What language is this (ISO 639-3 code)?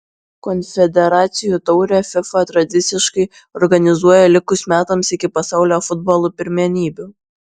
lit